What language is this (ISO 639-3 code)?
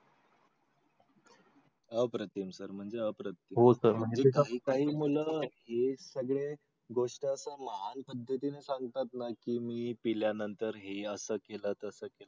mar